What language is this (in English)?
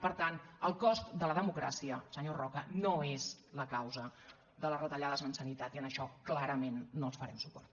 Catalan